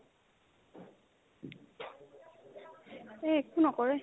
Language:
Assamese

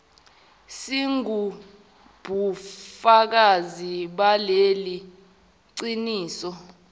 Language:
Zulu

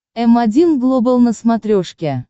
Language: Russian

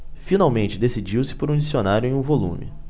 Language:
Portuguese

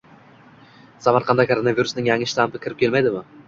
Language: Uzbek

